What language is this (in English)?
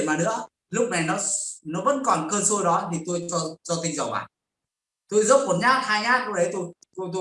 Vietnamese